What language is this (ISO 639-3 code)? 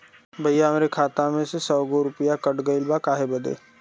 bho